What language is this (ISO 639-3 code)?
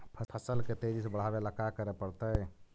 mag